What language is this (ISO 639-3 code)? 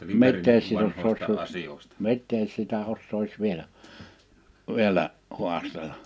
fin